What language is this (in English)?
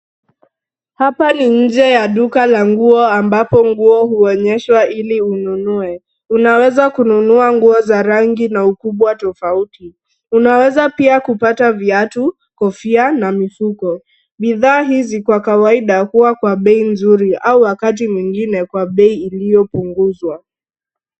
Swahili